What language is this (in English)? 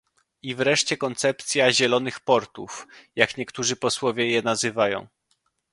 Polish